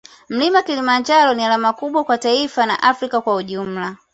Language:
Swahili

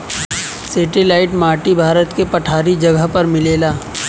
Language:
Bhojpuri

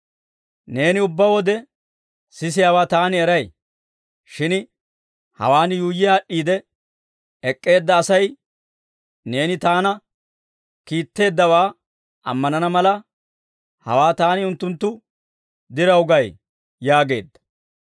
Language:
Dawro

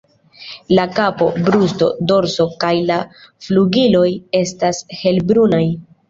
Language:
Esperanto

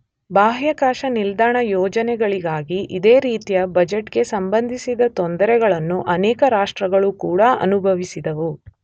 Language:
Kannada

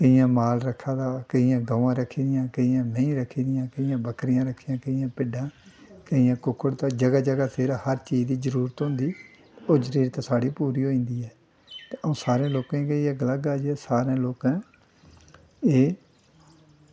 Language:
Dogri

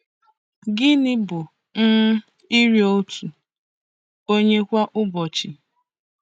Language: Igbo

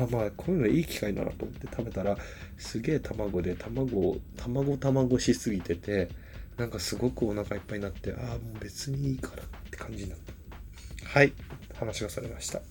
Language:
Japanese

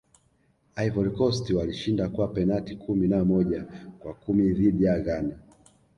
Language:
Swahili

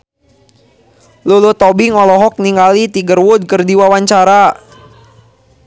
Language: Sundanese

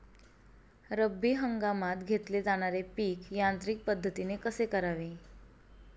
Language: Marathi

